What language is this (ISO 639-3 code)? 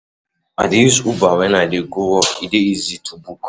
pcm